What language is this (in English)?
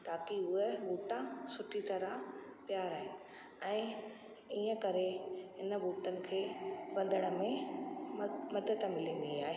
Sindhi